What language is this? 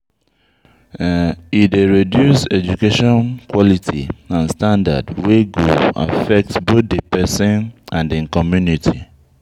Nigerian Pidgin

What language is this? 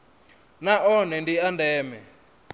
Venda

